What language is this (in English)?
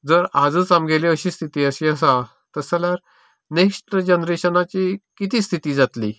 Konkani